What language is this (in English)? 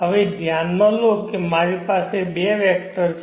Gujarati